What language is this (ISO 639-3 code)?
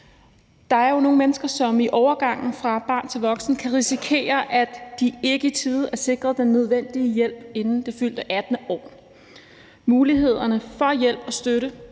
dan